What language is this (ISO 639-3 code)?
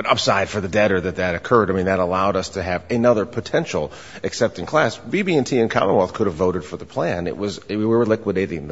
eng